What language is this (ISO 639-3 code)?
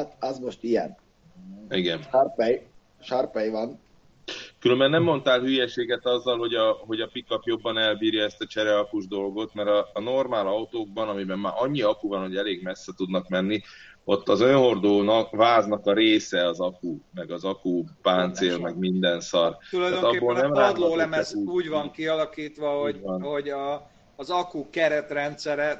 hun